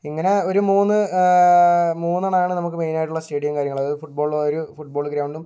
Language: Malayalam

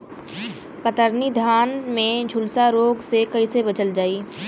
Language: Bhojpuri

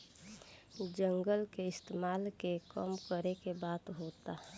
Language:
Bhojpuri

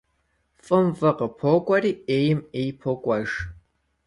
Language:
Kabardian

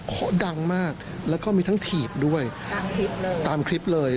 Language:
Thai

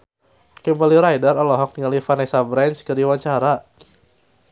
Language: Sundanese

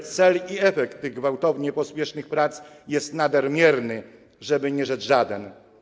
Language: Polish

